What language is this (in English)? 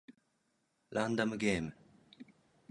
Japanese